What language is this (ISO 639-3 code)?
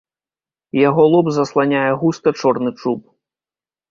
bel